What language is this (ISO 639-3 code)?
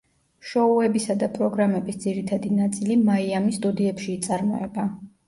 kat